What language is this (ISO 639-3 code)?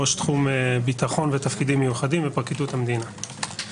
heb